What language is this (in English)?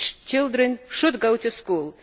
English